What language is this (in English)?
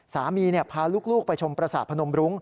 Thai